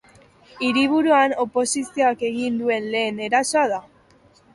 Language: Basque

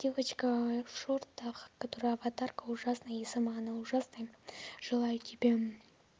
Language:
Russian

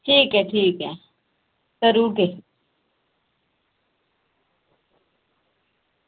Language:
Dogri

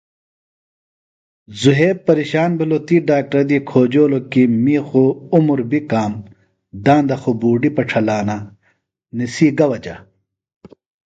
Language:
Phalura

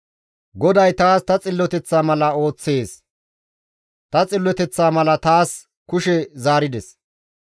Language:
Gamo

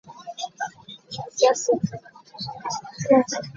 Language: Ganda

